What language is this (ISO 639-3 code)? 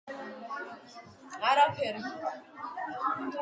kat